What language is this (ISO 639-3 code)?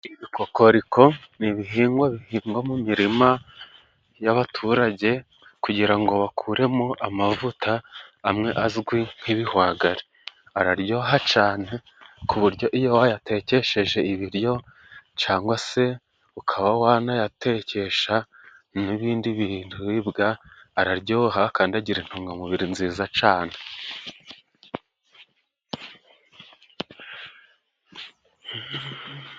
kin